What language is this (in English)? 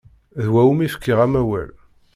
Kabyle